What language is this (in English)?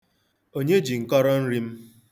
Igbo